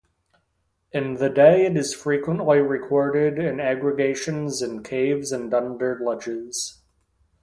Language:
English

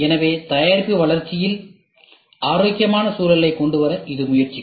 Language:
Tamil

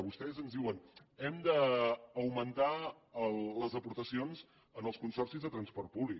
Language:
Catalan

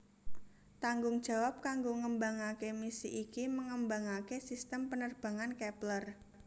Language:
Javanese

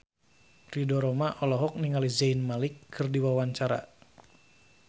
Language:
Sundanese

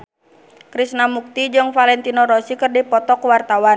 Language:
Sundanese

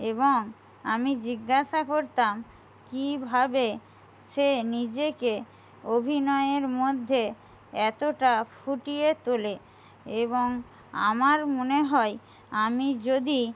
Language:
Bangla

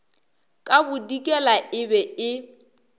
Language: Northern Sotho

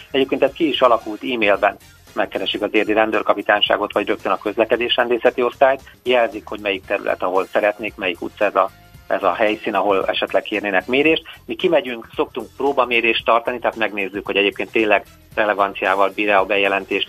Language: Hungarian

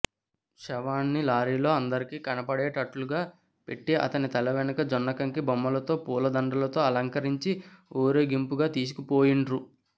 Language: Telugu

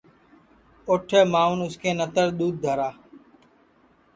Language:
Sansi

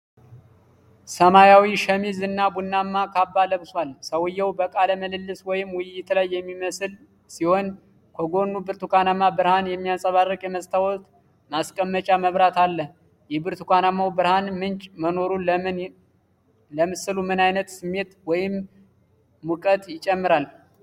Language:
Amharic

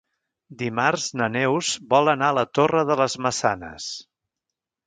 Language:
Catalan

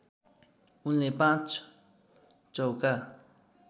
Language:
Nepali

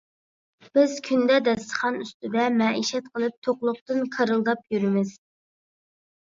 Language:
Uyghur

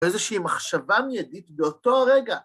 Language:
Hebrew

